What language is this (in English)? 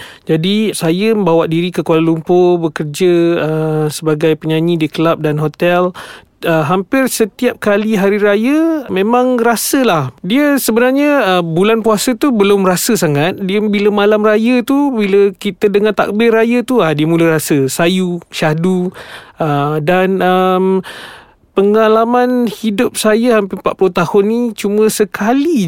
Malay